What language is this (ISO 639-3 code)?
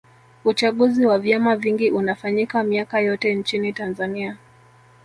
swa